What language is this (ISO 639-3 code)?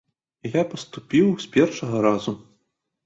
bel